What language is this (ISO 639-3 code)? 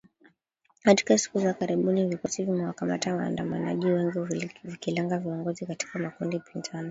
swa